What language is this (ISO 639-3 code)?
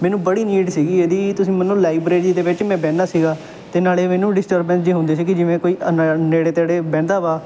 pan